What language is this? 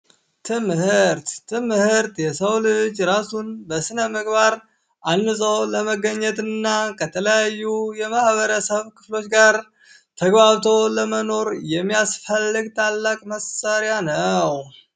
Amharic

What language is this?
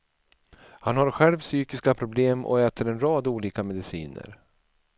Swedish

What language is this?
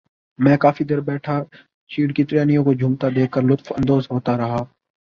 Urdu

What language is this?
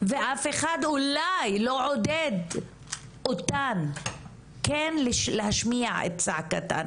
Hebrew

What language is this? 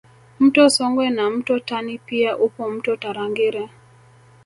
Swahili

